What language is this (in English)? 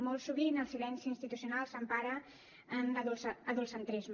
Catalan